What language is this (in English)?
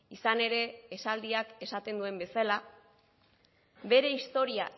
Basque